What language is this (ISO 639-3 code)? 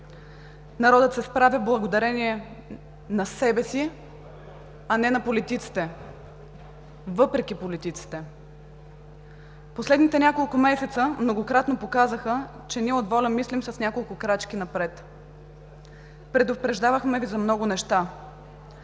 bul